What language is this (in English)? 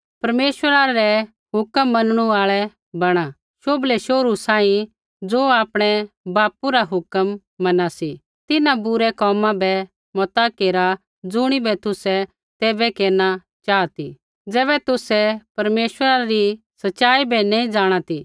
Kullu Pahari